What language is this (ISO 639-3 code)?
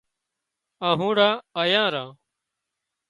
kxp